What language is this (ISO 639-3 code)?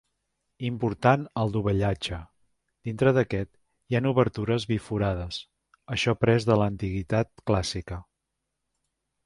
cat